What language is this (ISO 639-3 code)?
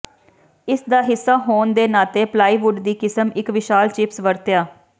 pan